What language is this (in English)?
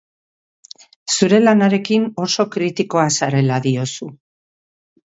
Basque